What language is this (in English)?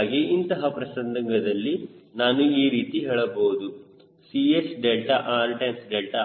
Kannada